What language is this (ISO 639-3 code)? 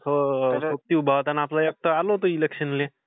mar